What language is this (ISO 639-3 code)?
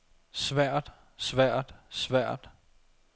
dan